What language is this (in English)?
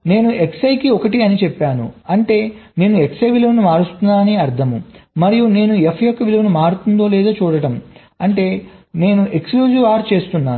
Telugu